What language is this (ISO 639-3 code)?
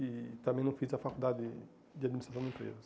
por